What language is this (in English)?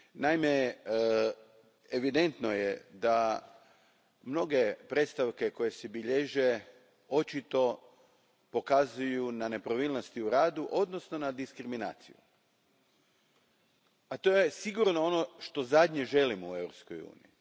Croatian